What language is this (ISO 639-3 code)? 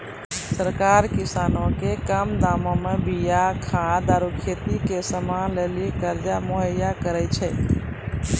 mai